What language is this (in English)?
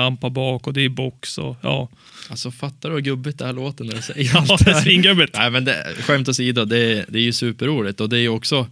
Swedish